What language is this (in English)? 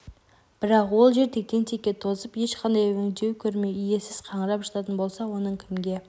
Kazakh